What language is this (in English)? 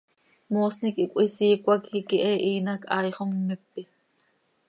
Seri